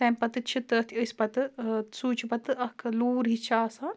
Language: Kashmiri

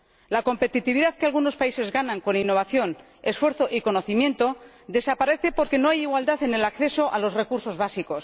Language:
Spanish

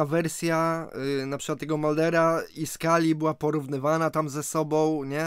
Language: Polish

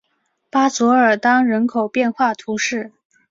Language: Chinese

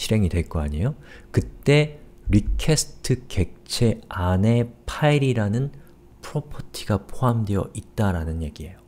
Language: Korean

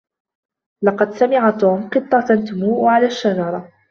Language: Arabic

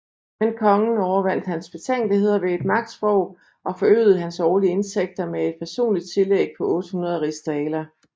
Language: Danish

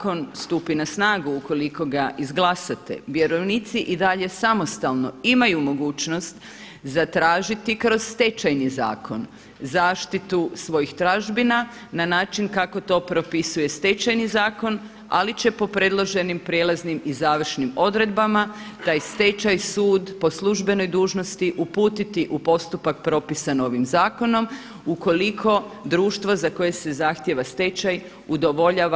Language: Croatian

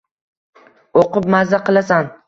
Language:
Uzbek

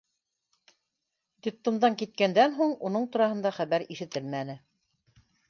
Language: Bashkir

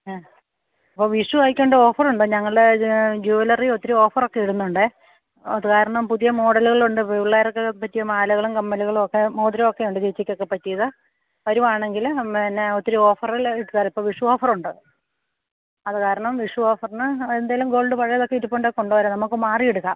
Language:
Malayalam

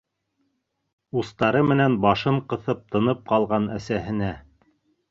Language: Bashkir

